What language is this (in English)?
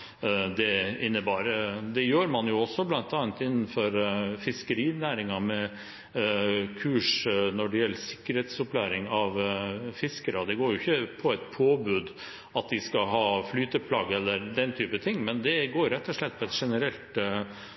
Norwegian Bokmål